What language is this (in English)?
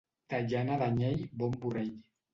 Catalan